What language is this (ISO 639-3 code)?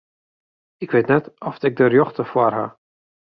fry